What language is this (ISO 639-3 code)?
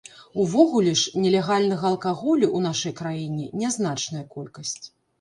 bel